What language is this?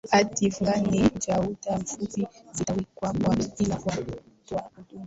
Swahili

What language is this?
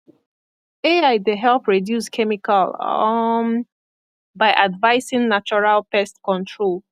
Nigerian Pidgin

